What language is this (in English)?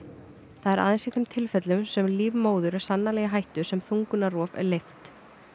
Icelandic